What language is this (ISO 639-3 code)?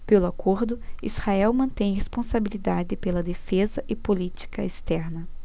por